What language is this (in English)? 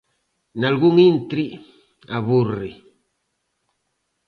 Galician